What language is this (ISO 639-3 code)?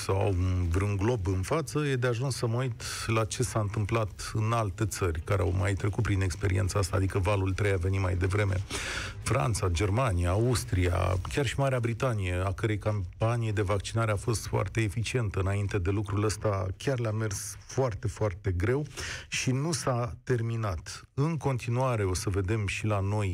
ron